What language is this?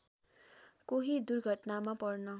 Nepali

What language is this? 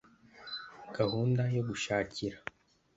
Kinyarwanda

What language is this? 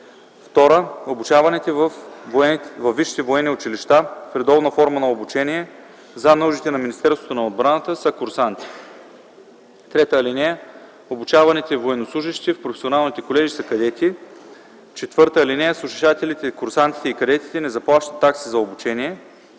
Bulgarian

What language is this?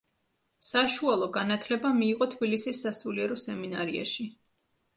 Georgian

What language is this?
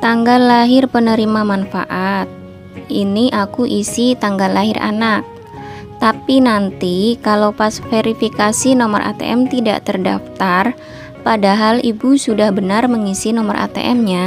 Indonesian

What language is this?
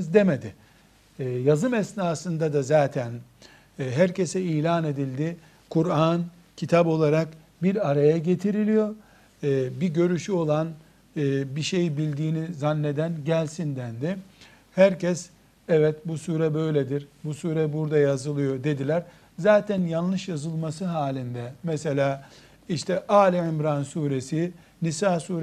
Turkish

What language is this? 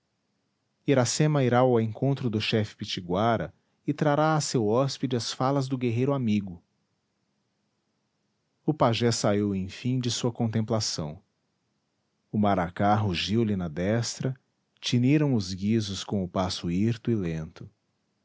Portuguese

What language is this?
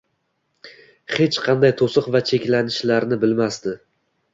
Uzbek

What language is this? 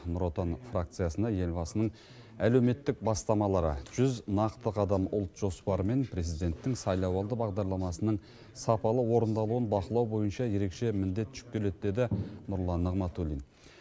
Kazakh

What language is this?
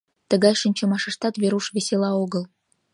Mari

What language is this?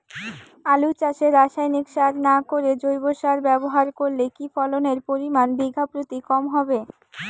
Bangla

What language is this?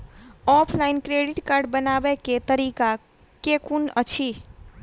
Maithili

